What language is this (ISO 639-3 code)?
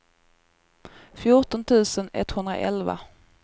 swe